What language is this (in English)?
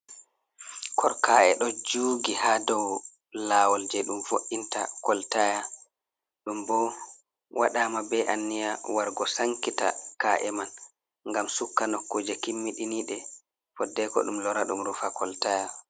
Fula